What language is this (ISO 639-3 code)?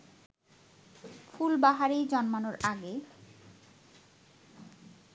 ben